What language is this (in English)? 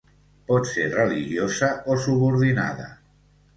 Catalan